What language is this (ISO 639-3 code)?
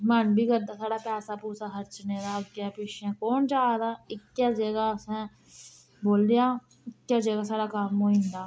doi